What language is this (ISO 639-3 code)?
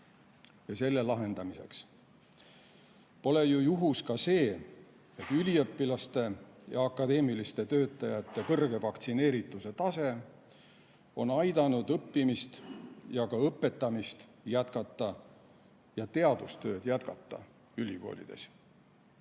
est